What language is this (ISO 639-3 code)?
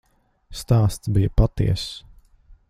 lav